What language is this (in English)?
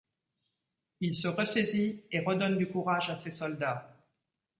French